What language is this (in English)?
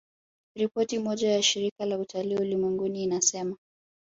Swahili